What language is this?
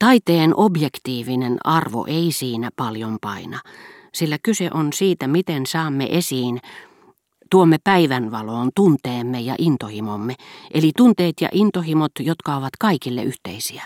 Finnish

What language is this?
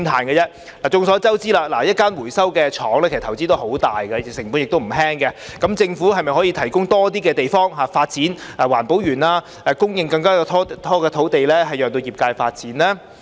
Cantonese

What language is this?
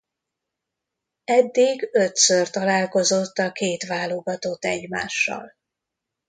Hungarian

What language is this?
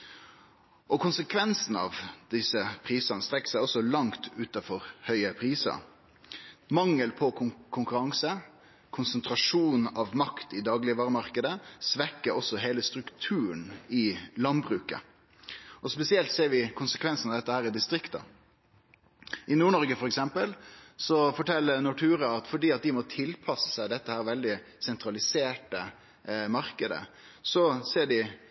Norwegian Nynorsk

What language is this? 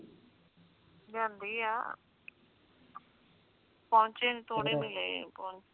Punjabi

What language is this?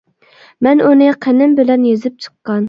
Uyghur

